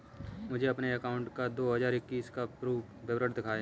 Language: Hindi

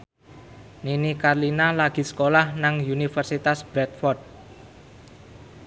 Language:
Javanese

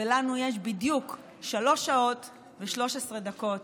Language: Hebrew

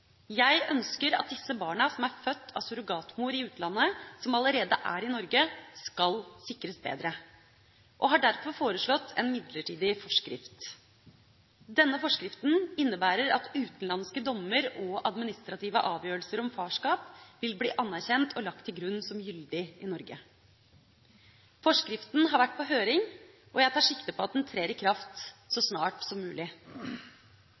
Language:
Norwegian Bokmål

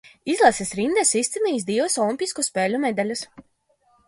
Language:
Latvian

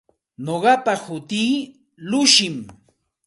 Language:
Santa Ana de Tusi Pasco Quechua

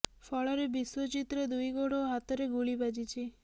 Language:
Odia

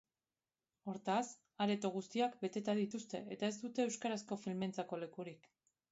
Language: Basque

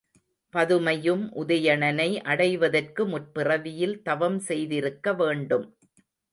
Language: Tamil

